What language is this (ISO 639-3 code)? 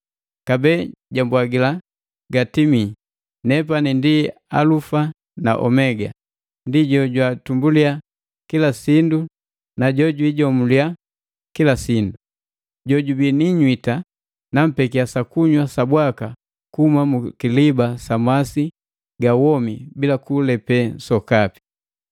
mgv